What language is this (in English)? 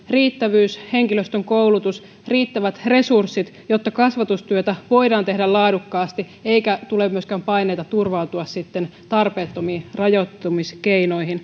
Finnish